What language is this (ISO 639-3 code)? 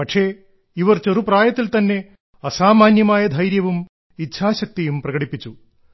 mal